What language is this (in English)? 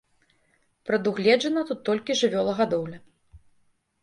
Belarusian